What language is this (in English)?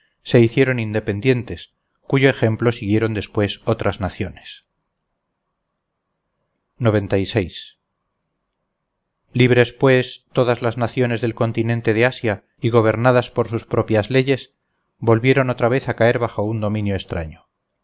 Spanish